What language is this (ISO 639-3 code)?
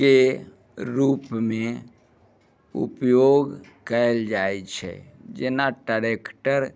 mai